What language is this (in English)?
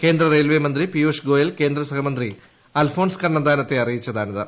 Malayalam